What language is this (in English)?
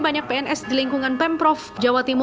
Indonesian